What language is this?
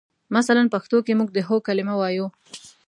Pashto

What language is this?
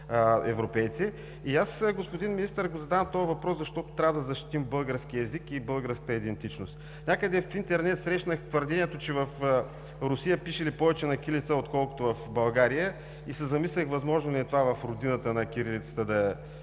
Bulgarian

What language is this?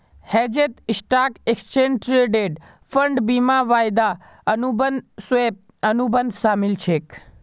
Magahi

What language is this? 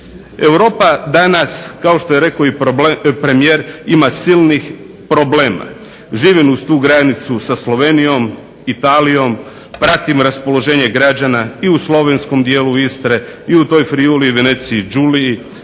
Croatian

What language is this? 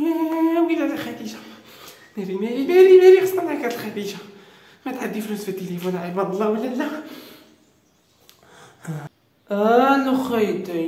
Arabic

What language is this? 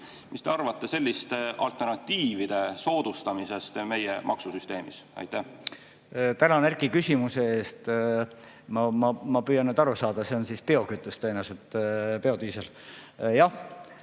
Estonian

